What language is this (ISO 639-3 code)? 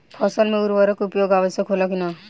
bho